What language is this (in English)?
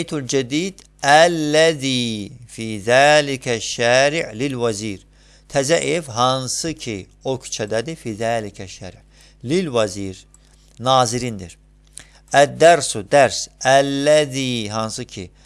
Turkish